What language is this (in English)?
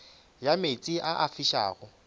Northern Sotho